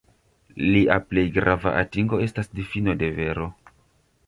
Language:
Esperanto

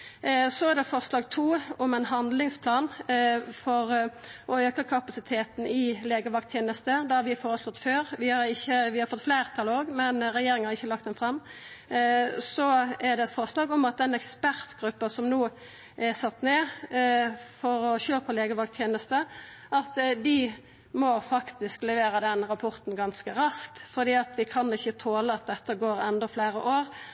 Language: Norwegian Nynorsk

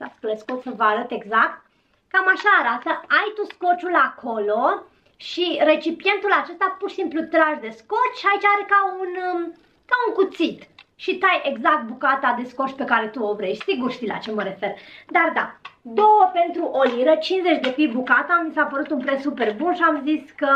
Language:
Romanian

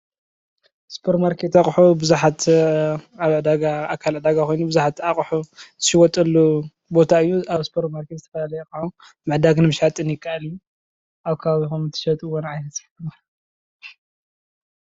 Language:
Tigrinya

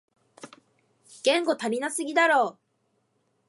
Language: Japanese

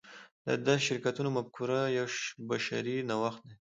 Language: Pashto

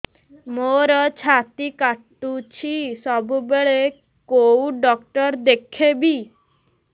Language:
Odia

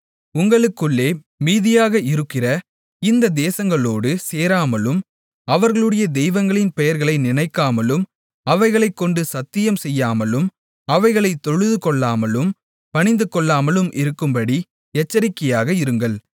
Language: Tamil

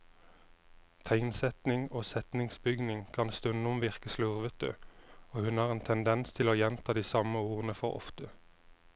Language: Norwegian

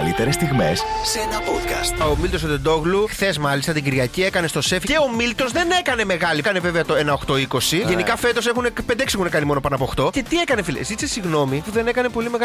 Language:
Greek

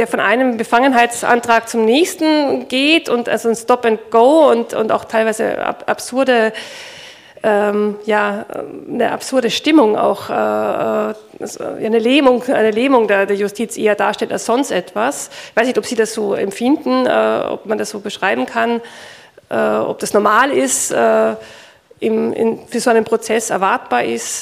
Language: German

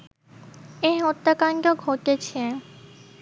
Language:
Bangla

